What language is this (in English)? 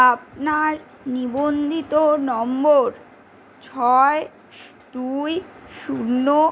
Bangla